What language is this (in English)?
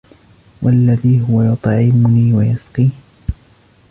Arabic